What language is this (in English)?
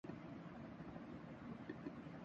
Urdu